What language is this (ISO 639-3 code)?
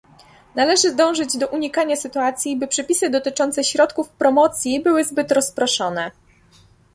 pol